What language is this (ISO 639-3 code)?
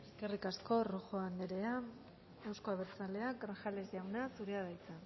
eus